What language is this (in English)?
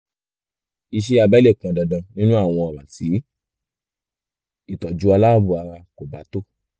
Yoruba